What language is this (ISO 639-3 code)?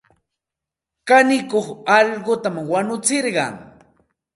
qxt